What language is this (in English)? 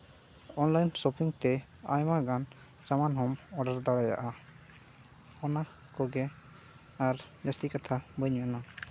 Santali